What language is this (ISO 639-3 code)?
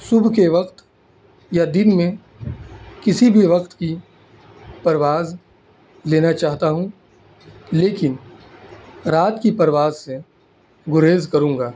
urd